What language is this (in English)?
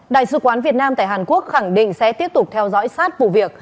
Vietnamese